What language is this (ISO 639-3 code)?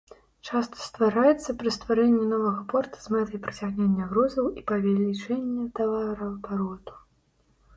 bel